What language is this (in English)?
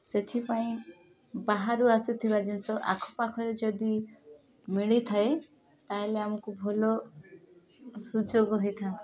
Odia